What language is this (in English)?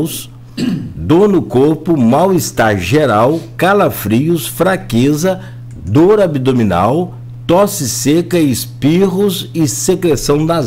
Portuguese